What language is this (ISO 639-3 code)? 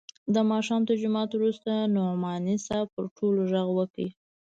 pus